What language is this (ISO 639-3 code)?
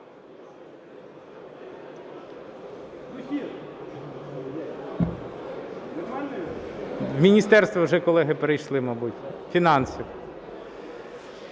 ukr